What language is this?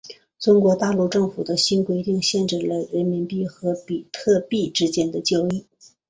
Chinese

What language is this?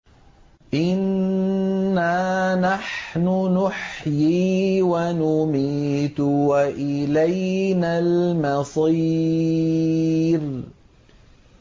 Arabic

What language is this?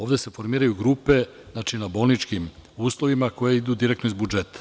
Serbian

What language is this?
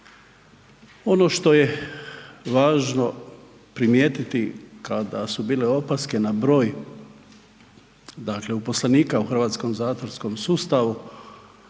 Croatian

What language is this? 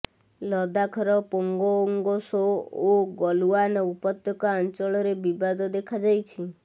Odia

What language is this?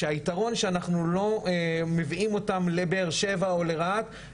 Hebrew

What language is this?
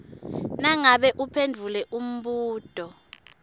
Swati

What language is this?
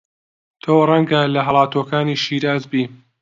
Central Kurdish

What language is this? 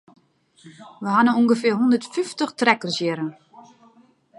Western Frisian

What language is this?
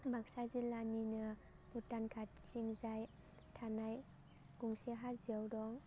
Bodo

